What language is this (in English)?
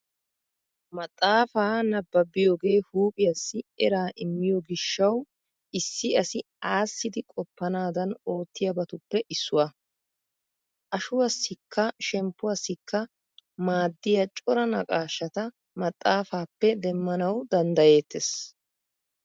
Wolaytta